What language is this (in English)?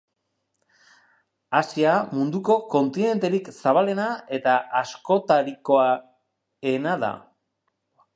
Basque